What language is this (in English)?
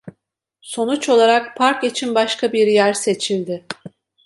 Turkish